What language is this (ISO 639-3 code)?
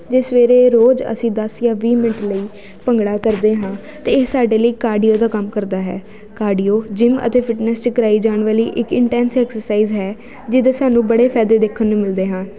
pan